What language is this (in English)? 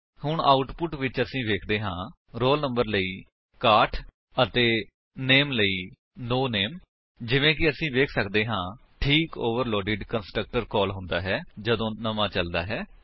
Punjabi